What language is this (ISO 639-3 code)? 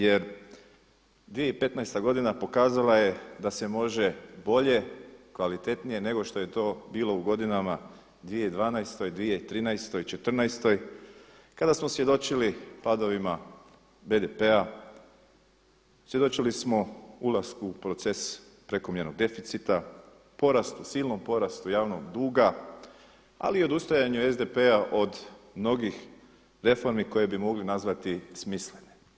hrv